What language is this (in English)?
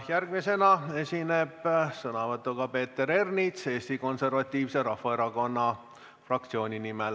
Estonian